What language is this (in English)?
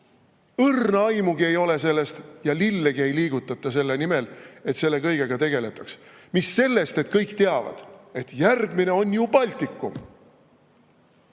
Estonian